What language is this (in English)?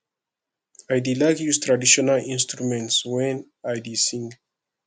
Nigerian Pidgin